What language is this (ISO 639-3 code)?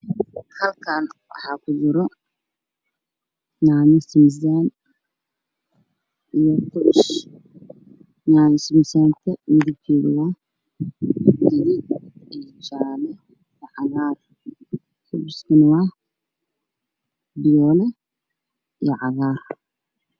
som